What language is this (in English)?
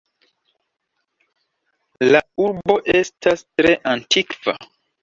Esperanto